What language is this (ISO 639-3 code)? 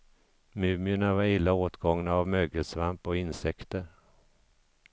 swe